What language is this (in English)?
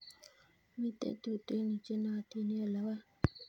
Kalenjin